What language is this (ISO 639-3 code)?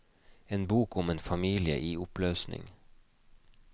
nor